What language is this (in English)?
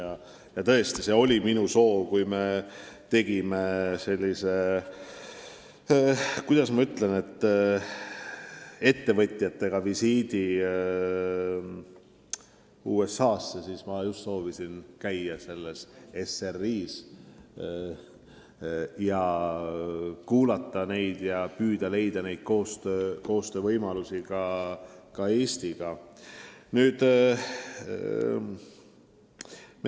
Estonian